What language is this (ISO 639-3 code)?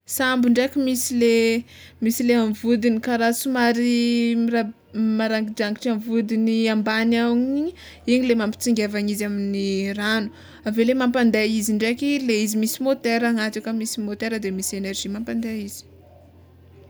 xmw